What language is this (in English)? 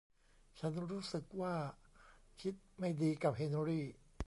Thai